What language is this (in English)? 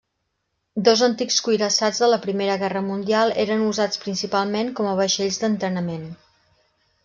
Catalan